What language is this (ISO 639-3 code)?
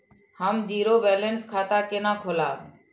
mai